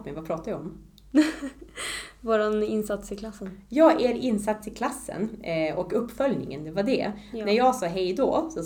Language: Swedish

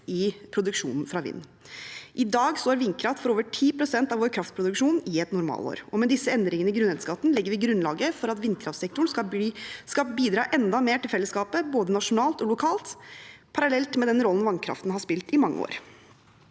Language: Norwegian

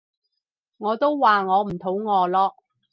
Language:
Cantonese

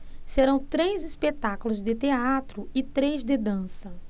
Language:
Portuguese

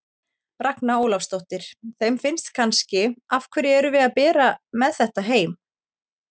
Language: Icelandic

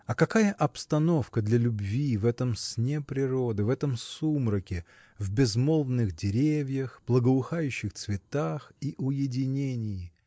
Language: Russian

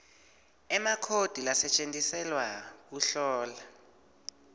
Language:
Swati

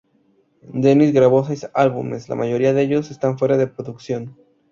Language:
Spanish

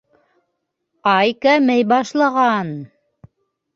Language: Bashkir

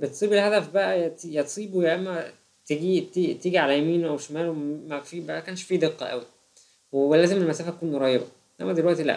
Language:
Arabic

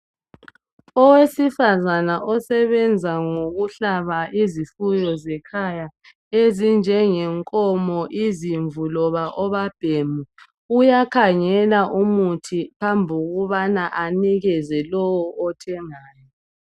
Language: North Ndebele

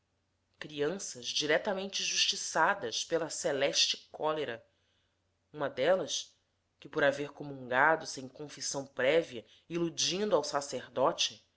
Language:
Portuguese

